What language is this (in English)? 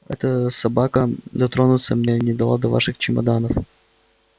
Russian